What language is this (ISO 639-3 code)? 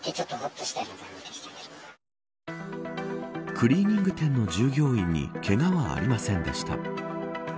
jpn